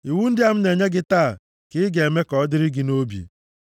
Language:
Igbo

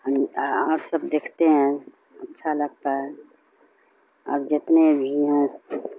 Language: Urdu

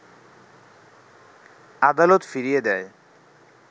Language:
Bangla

